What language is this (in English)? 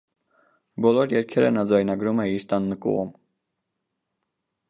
Armenian